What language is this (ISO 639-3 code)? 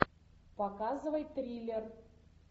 rus